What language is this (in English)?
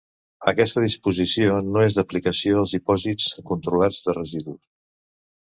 Catalan